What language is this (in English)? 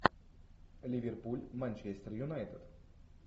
Russian